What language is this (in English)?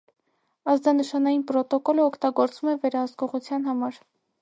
Armenian